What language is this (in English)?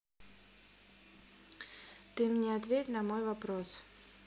Russian